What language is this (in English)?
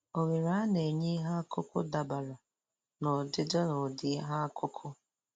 Igbo